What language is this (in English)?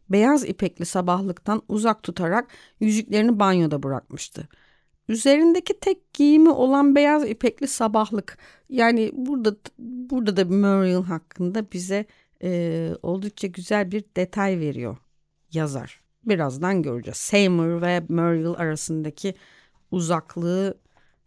Turkish